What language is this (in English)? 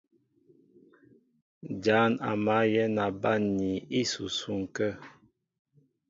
Mbo (Cameroon)